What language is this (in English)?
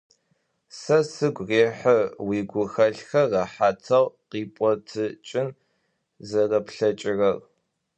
Adyghe